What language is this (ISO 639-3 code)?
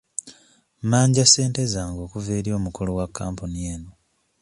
lug